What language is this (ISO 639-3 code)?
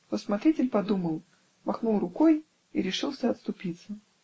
rus